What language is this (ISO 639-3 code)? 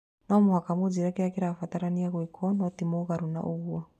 kik